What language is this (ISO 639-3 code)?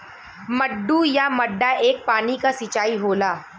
bho